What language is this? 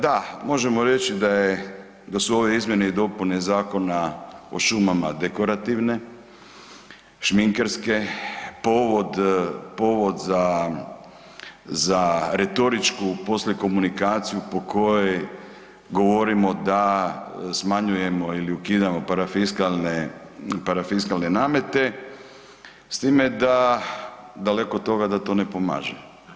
Croatian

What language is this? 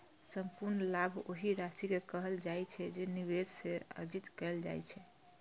Maithili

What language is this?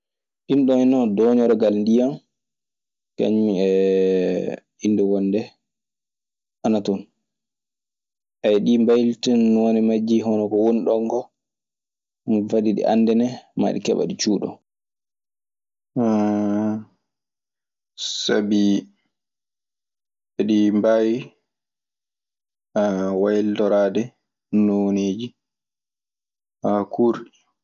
Maasina Fulfulde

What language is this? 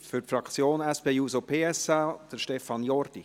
Swiss German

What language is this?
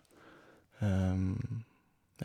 Norwegian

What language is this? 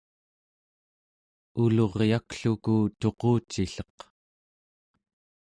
Central Yupik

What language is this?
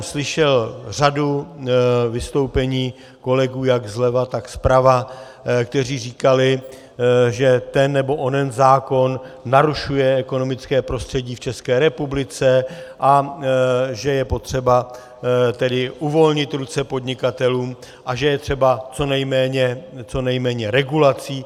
Czech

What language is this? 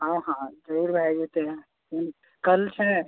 Maithili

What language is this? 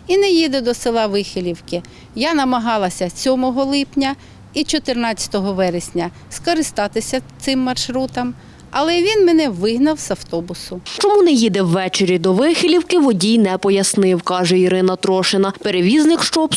Ukrainian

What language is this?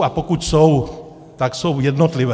Czech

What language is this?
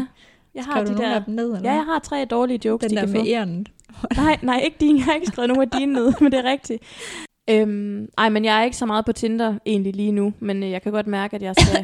Danish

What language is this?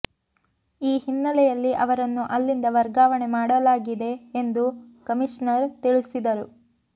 Kannada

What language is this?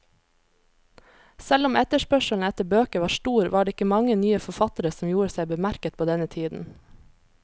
Norwegian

